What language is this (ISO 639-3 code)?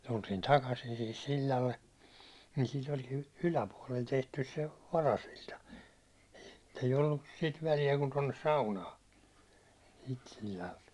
fin